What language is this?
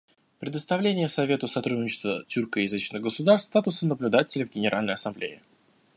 Russian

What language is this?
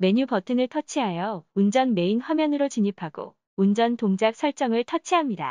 Korean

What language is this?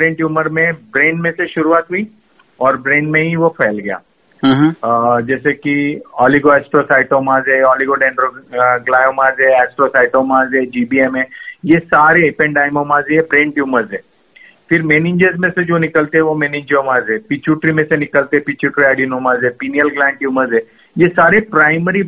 Hindi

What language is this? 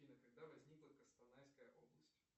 Russian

